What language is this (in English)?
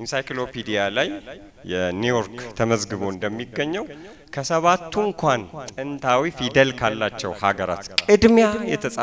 Arabic